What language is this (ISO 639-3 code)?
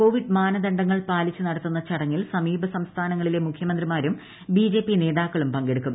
mal